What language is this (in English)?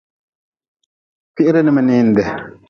Nawdm